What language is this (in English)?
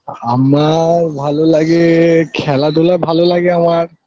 Bangla